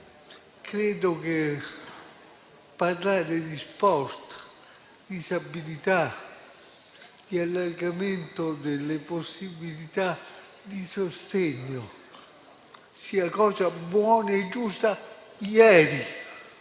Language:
Italian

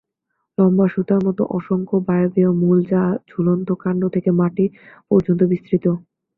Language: Bangla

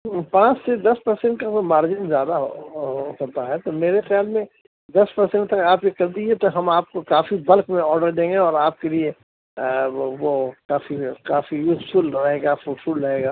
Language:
Urdu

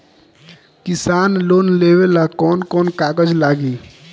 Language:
Bhojpuri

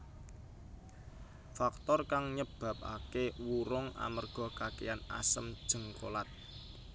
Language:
Javanese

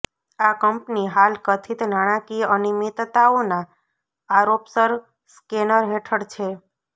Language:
Gujarati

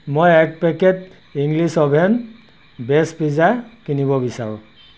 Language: Assamese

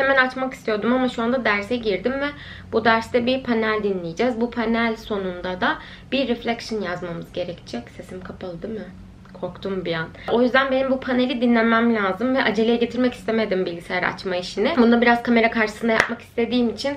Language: Turkish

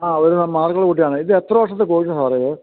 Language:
Malayalam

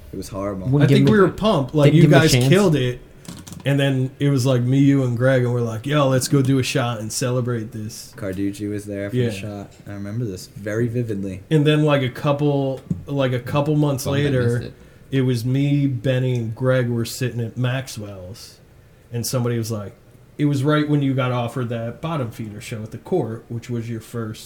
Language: English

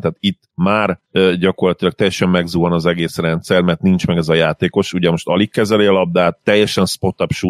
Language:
Hungarian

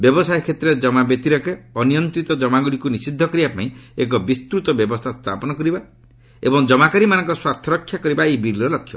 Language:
Odia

